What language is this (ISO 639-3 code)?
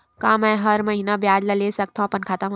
hne